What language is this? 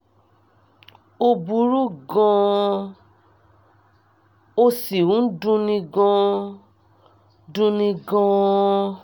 Yoruba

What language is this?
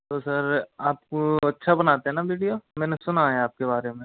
Hindi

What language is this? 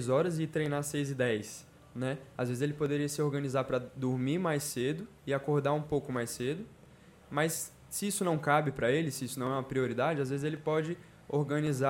Portuguese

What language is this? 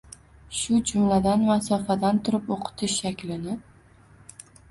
Uzbek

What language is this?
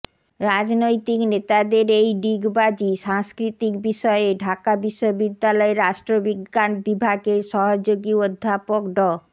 Bangla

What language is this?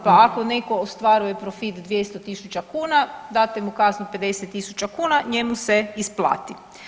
Croatian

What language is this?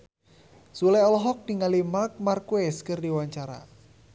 Sundanese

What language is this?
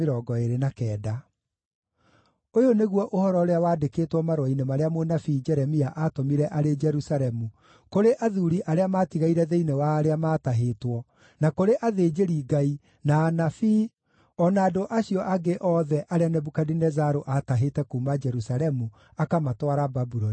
Kikuyu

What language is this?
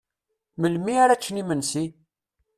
Kabyle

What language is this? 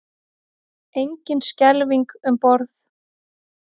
Icelandic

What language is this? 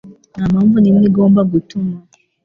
Kinyarwanda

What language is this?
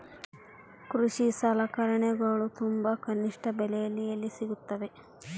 Kannada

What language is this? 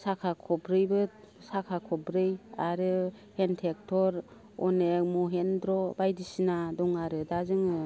Bodo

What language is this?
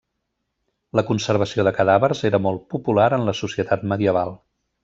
Catalan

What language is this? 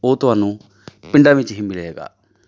Punjabi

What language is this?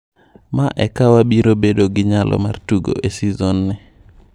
Luo (Kenya and Tanzania)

